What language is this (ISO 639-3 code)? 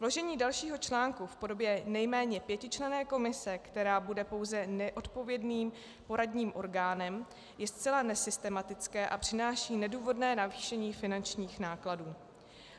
ces